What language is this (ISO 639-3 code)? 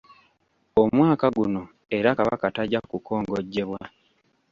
lug